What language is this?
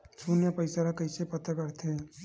Chhattisgarhi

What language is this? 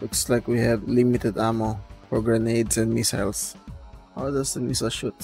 English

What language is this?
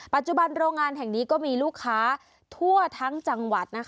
Thai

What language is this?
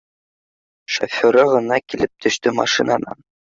Bashkir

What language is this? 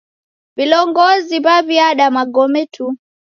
Taita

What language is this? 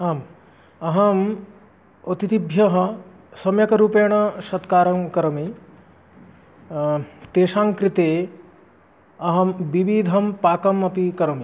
Sanskrit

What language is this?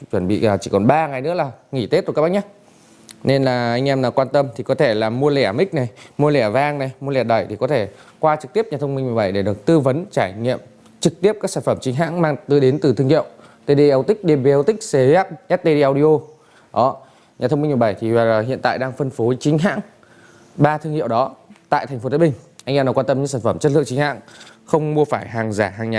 Vietnamese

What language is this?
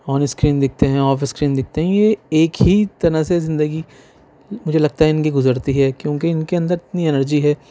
Urdu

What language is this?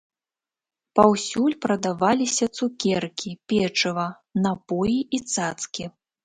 Belarusian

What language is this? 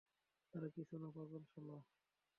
Bangla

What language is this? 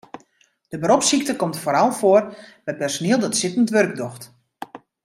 Western Frisian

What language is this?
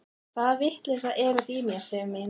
Icelandic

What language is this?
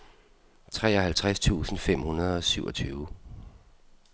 Danish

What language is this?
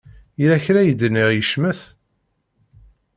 Kabyle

